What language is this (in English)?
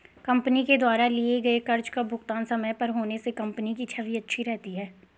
Hindi